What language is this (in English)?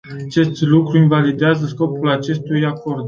Romanian